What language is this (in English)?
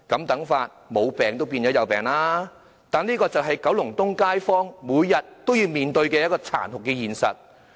Cantonese